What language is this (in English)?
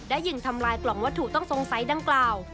Thai